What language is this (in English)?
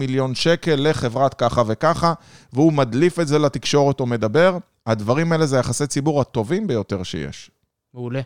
Hebrew